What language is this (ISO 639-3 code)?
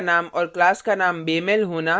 hin